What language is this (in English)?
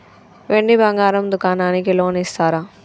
Telugu